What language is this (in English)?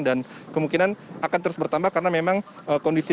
Indonesian